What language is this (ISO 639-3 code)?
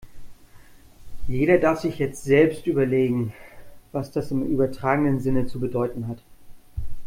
deu